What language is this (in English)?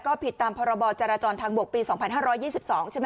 Thai